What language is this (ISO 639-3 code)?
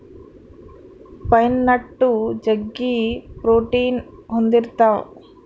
kan